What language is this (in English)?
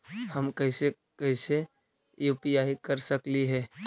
Magahi